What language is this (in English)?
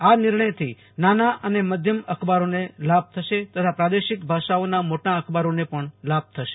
Gujarati